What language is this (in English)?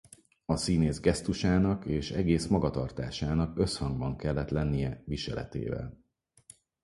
Hungarian